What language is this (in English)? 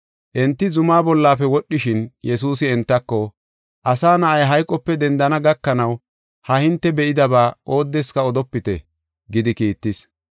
Gofa